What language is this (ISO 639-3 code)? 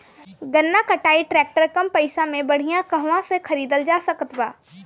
bho